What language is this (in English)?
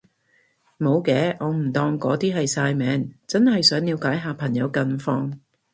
Cantonese